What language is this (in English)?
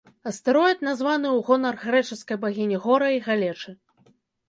Belarusian